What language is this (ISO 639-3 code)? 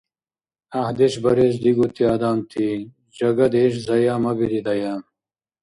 dar